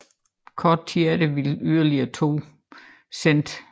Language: Danish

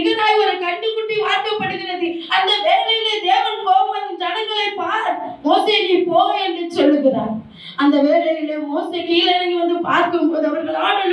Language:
Tamil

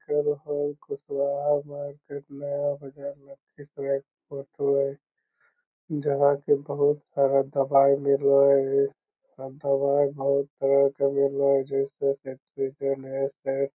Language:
Magahi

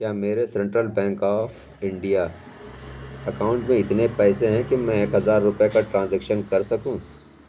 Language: Urdu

